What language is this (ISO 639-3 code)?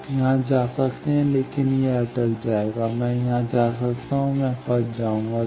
hin